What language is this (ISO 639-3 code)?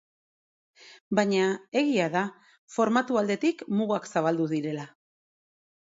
eus